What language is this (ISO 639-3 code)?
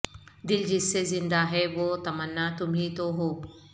urd